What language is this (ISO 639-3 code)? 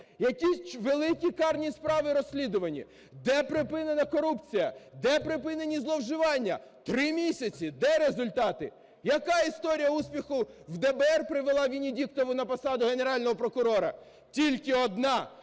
ukr